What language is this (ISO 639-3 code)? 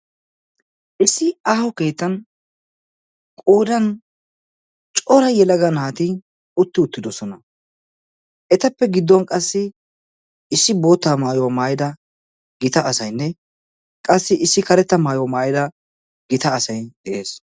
wal